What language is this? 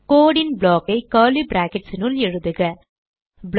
Tamil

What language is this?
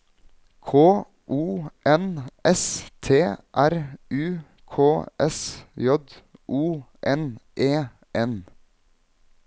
Norwegian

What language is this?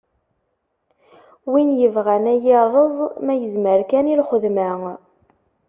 Kabyle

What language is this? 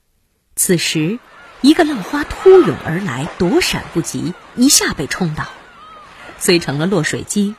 Chinese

